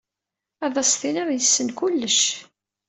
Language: Kabyle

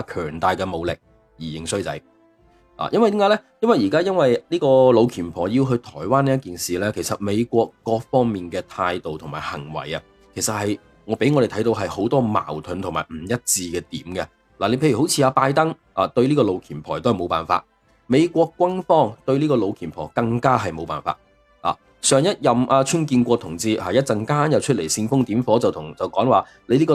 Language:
Chinese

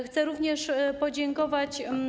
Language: Polish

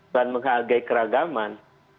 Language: Indonesian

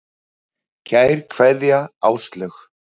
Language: Icelandic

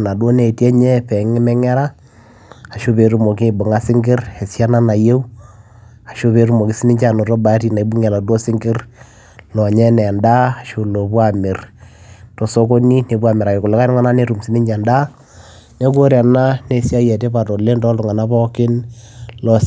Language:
Masai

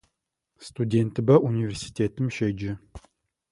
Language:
Adyghe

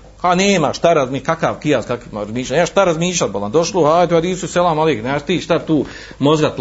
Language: Croatian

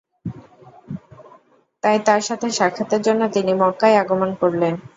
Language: Bangla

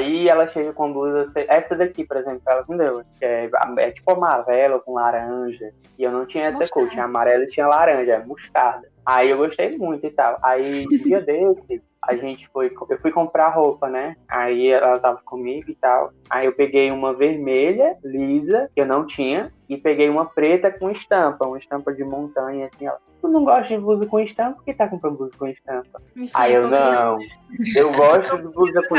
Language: Portuguese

